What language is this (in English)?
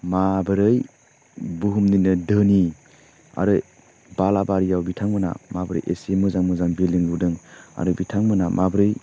Bodo